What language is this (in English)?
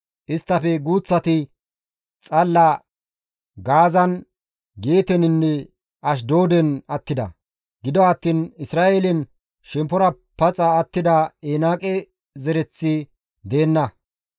Gamo